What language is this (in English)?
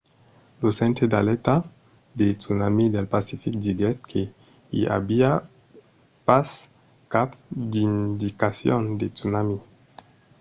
Occitan